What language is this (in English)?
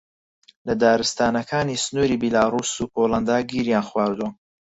Central Kurdish